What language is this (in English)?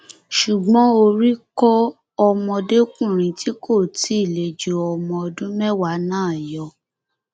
Yoruba